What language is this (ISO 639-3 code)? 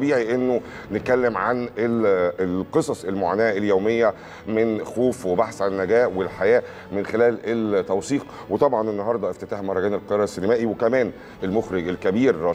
ara